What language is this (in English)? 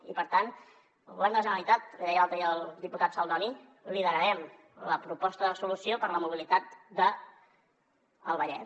Catalan